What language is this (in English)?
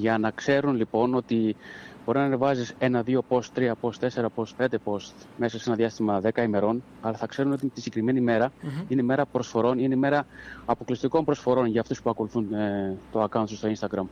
Greek